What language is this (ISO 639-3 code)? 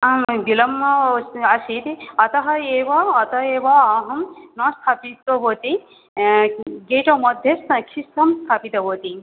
san